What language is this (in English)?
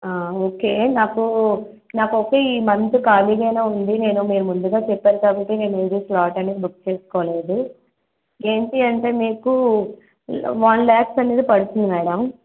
Telugu